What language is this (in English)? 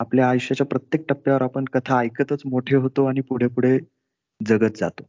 Marathi